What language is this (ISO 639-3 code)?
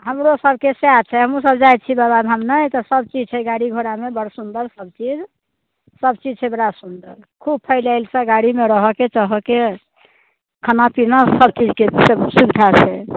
mai